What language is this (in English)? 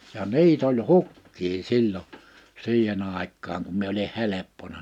Finnish